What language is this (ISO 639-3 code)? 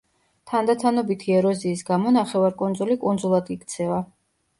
kat